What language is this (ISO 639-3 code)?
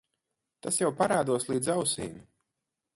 lav